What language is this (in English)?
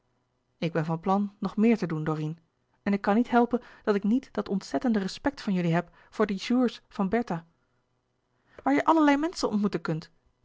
Dutch